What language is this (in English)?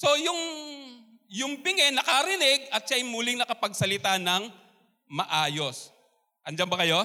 Filipino